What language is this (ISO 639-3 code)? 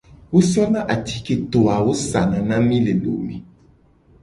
gej